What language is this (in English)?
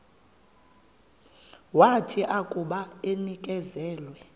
Xhosa